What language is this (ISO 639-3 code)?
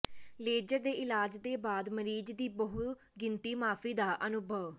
pan